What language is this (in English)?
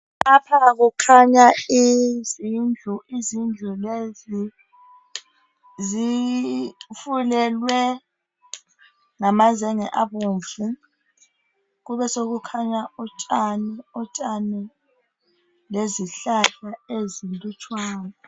North Ndebele